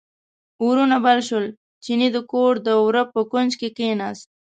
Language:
Pashto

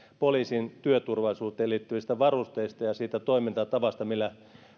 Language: Finnish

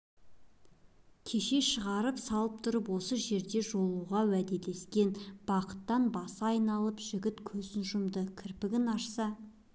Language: Kazakh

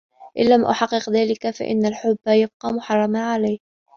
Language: Arabic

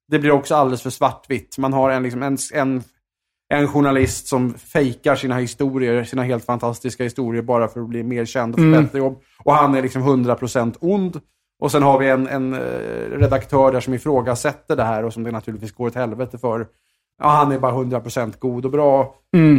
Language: Swedish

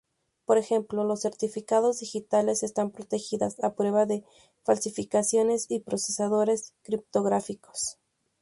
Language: Spanish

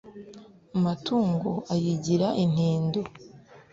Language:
Kinyarwanda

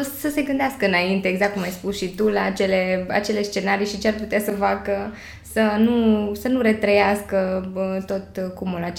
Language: Romanian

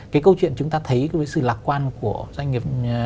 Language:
Vietnamese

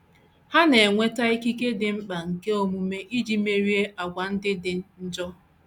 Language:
Igbo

